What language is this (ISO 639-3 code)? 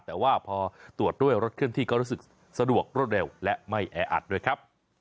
tha